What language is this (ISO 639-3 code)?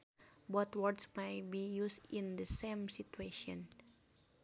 sun